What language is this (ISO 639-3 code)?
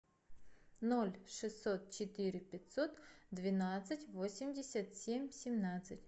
rus